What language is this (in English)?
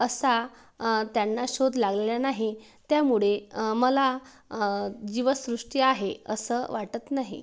Marathi